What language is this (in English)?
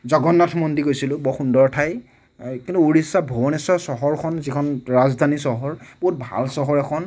Assamese